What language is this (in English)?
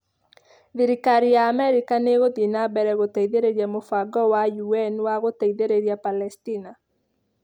Kikuyu